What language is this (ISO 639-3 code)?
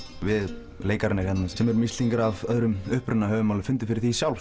isl